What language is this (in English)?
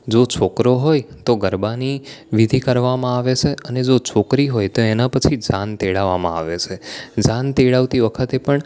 Gujarati